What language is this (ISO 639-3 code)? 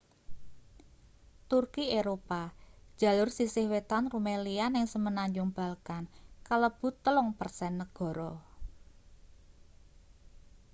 jav